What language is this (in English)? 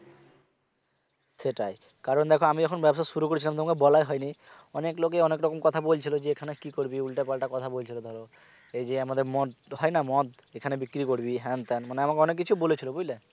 Bangla